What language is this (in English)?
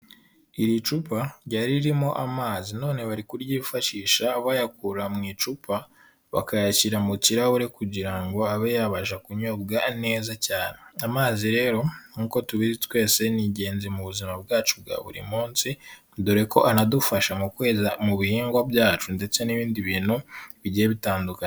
Kinyarwanda